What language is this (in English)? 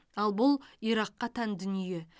Kazakh